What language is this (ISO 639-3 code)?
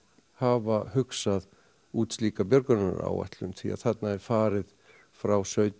isl